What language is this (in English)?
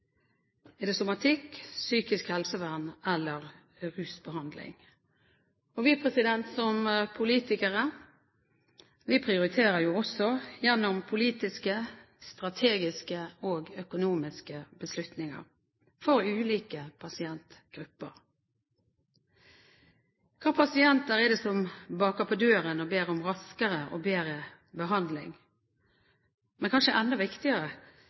Norwegian Bokmål